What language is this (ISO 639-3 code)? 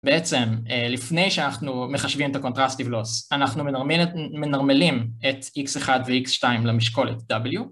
heb